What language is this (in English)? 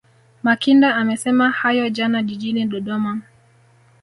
Swahili